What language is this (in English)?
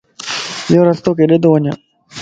Lasi